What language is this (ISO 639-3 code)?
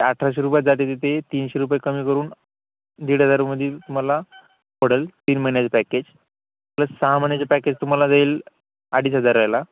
mar